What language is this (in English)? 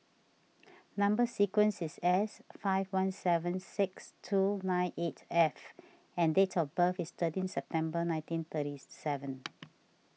English